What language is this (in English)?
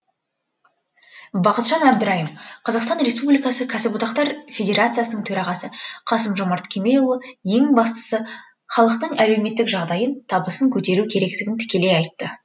Kazakh